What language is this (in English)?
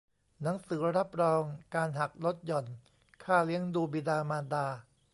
Thai